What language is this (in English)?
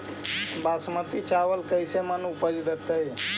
Magahi